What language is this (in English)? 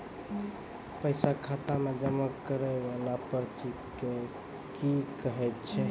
Maithili